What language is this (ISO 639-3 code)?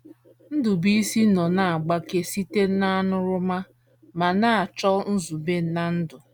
ibo